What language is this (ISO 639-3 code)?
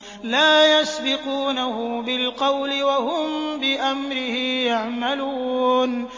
ara